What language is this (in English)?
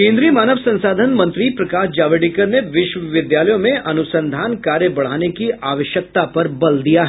Hindi